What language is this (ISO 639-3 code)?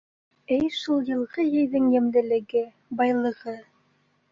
bak